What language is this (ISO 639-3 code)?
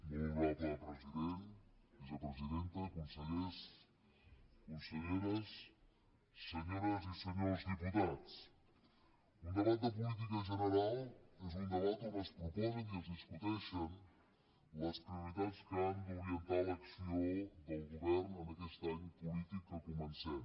cat